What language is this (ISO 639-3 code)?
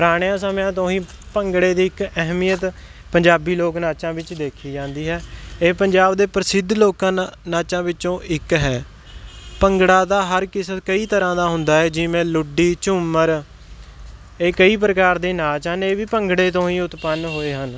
pan